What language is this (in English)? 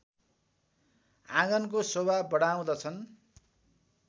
Nepali